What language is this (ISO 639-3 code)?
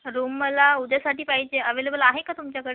mar